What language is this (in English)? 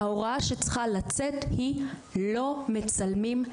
Hebrew